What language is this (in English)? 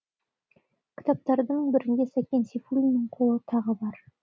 Kazakh